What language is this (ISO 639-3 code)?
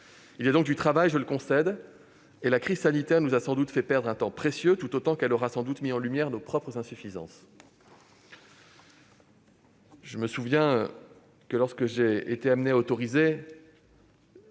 fra